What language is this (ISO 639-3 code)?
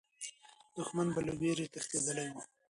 pus